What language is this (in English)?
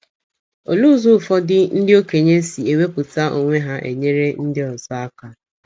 Igbo